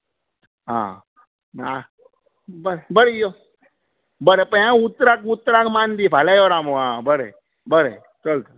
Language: Konkani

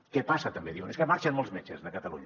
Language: Catalan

